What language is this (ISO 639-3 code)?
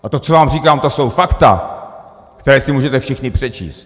ces